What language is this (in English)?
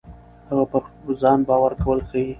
Pashto